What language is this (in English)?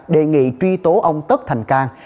Vietnamese